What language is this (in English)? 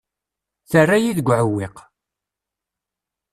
Kabyle